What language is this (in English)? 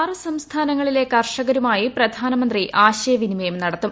Malayalam